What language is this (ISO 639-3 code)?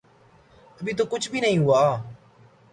urd